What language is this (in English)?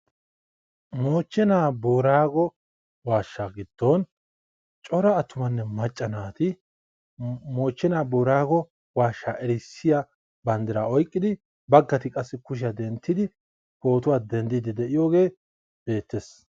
Wolaytta